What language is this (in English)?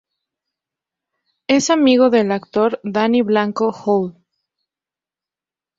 Spanish